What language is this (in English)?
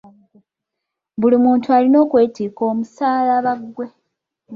Ganda